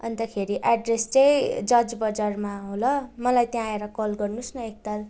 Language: Nepali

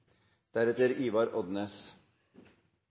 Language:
Norwegian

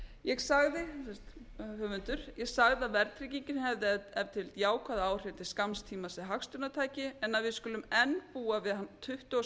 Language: Icelandic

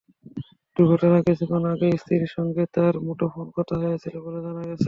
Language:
Bangla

